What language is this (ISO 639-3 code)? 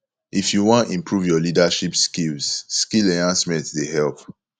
pcm